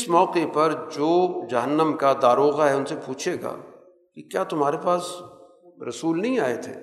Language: Urdu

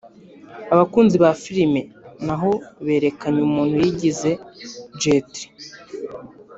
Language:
Kinyarwanda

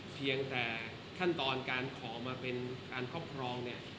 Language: Thai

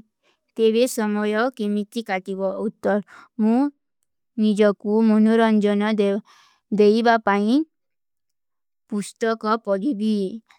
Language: Kui (India)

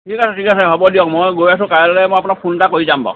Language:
Assamese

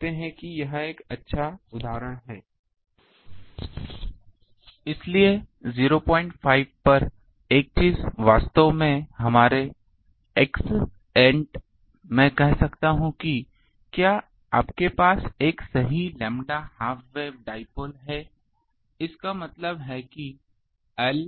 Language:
Hindi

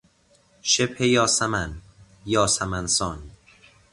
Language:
Persian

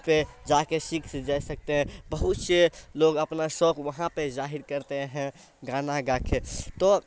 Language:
Urdu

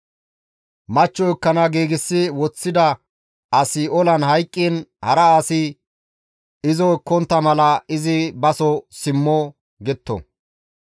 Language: Gamo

